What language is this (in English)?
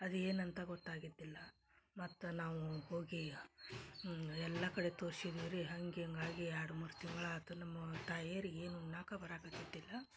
Kannada